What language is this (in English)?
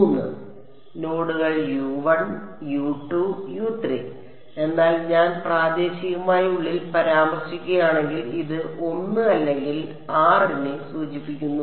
Malayalam